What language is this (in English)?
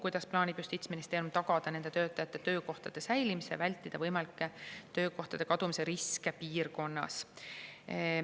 Estonian